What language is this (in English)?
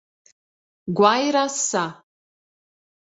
Portuguese